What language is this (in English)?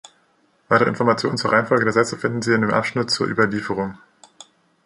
German